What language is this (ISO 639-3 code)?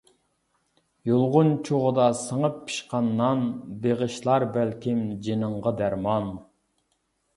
uig